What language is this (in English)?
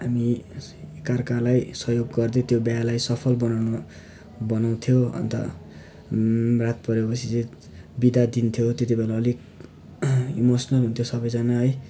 Nepali